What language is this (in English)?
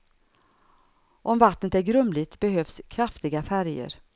Swedish